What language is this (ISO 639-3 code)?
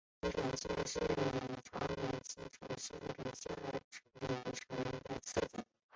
zho